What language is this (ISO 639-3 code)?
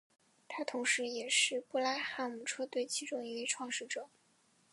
zho